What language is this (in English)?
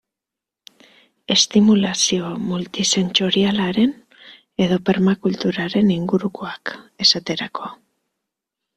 Basque